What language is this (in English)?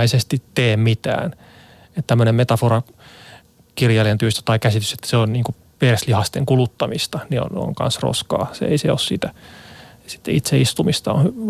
Finnish